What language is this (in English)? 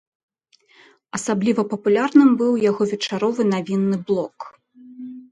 Belarusian